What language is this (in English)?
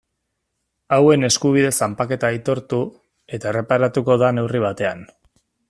Basque